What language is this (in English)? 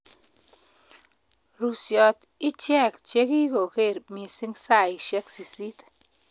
Kalenjin